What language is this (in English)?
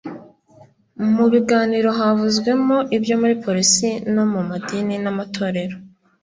Kinyarwanda